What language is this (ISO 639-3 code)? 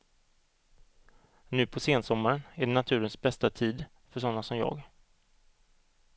swe